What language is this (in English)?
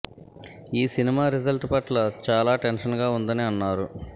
Telugu